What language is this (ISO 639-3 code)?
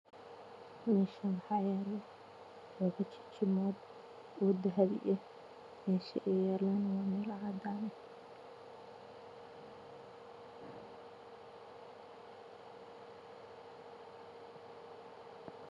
som